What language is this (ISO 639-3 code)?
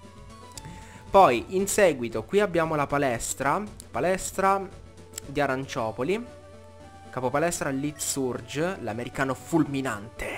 ita